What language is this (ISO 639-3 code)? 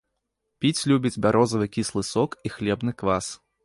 bel